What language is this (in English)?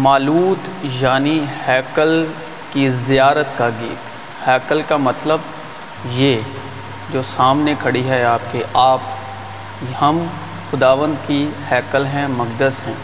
Urdu